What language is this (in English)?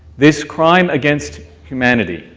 English